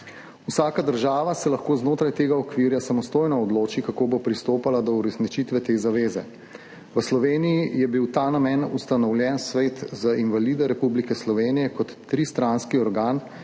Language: Slovenian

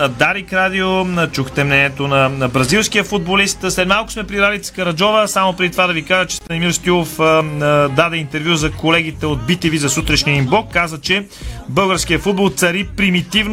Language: Bulgarian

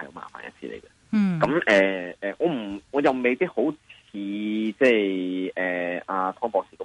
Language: Chinese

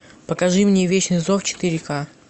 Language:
Russian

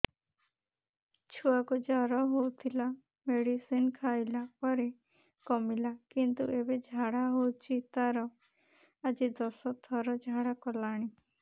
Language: Odia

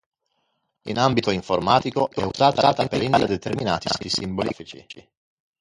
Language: Italian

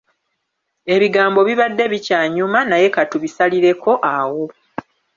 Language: Ganda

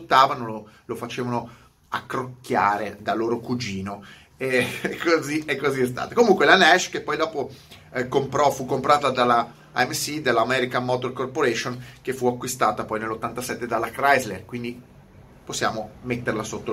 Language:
Italian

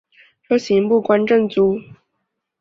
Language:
Chinese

